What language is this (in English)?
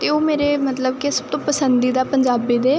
Punjabi